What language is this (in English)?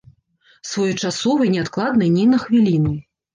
Belarusian